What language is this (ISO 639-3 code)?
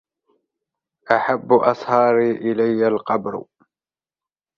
ara